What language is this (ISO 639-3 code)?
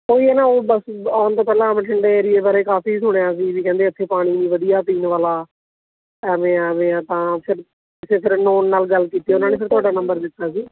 pan